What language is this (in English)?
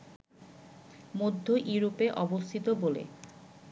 Bangla